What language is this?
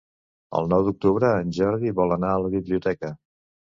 Catalan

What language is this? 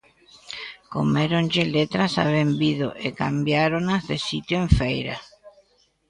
Galician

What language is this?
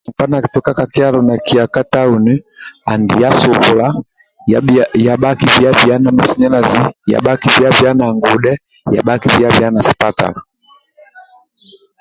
Amba (Uganda)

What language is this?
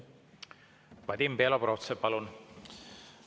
Estonian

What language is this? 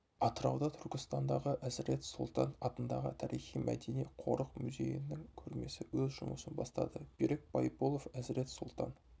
Kazakh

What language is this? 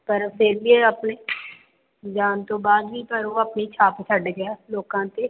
Punjabi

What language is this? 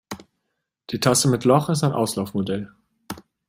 German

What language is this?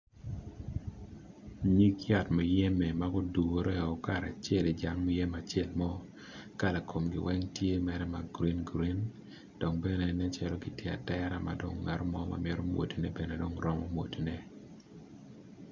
Acoli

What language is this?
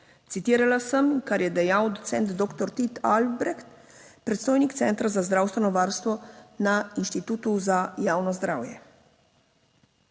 Slovenian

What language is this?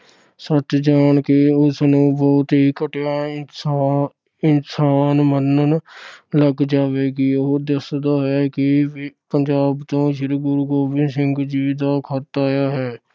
Punjabi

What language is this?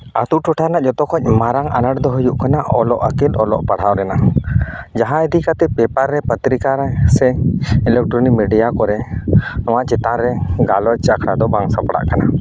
Santali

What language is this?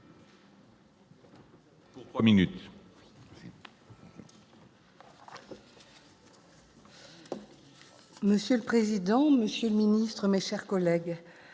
French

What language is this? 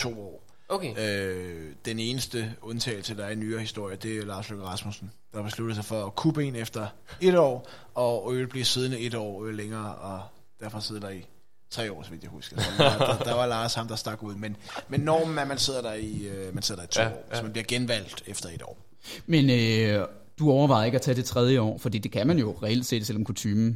Danish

